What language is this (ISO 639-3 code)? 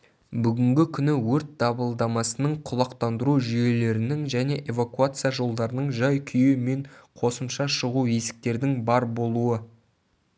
kaz